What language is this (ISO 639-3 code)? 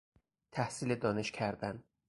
fas